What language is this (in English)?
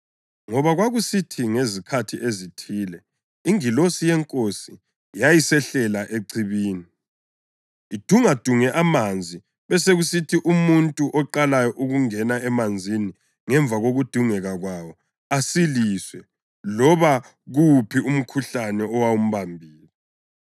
North Ndebele